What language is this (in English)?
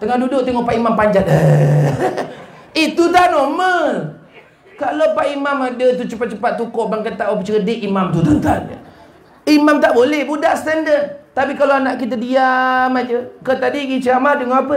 Malay